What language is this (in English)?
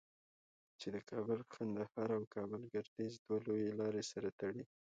Pashto